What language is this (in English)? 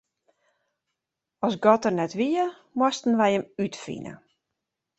Western Frisian